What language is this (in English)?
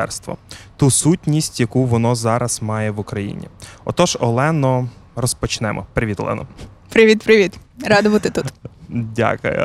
Ukrainian